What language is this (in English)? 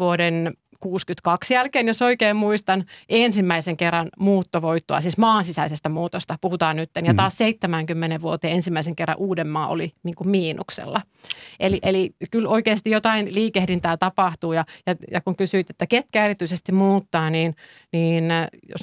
Finnish